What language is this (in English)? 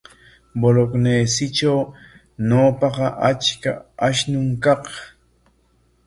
Corongo Ancash Quechua